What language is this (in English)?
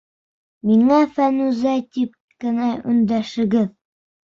Bashkir